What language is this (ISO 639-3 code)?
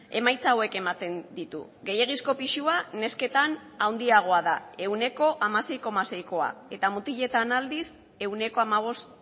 eus